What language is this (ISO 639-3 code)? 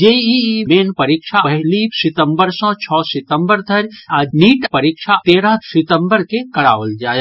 mai